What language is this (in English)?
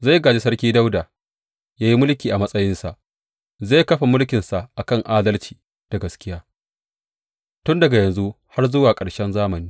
Hausa